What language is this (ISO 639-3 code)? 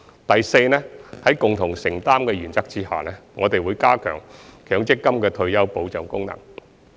yue